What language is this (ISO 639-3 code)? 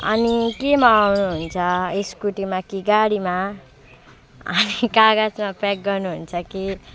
nep